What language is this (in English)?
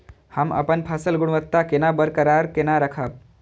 Maithili